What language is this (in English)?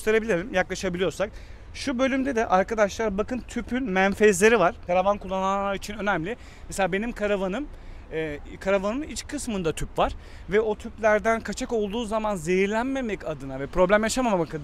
Turkish